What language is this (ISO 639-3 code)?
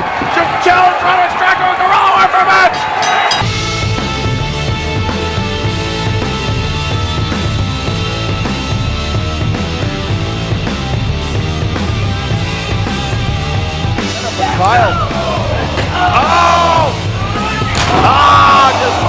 eng